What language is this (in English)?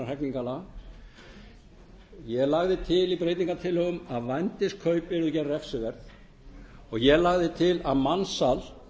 Icelandic